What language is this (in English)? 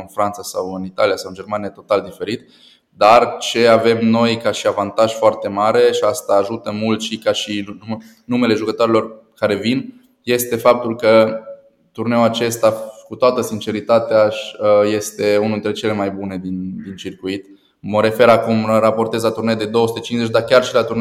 Romanian